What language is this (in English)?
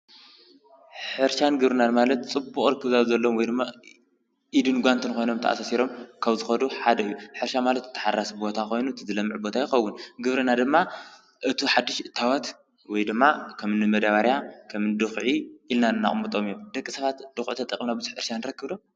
Tigrinya